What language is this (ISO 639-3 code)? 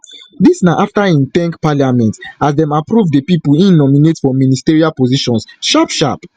pcm